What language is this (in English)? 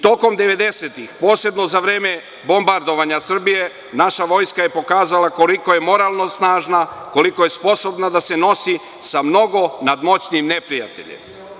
Serbian